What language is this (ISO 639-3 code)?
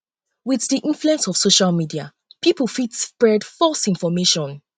pcm